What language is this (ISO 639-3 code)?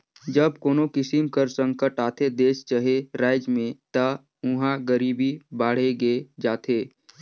hne